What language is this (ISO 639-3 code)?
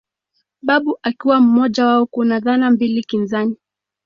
swa